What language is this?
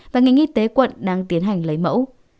Vietnamese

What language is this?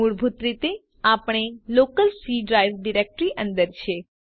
Gujarati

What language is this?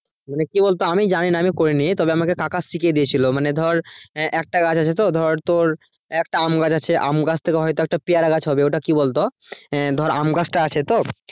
Bangla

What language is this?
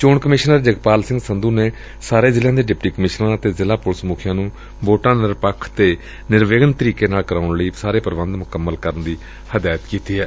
Punjabi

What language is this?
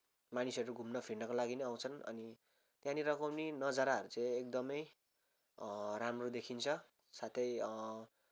Nepali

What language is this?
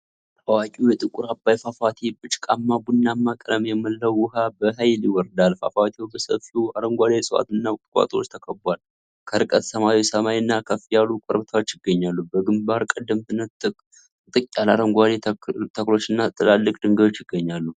Amharic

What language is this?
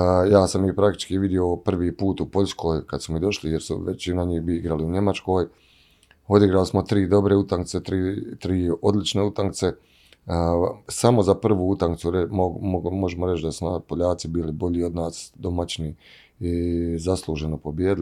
Croatian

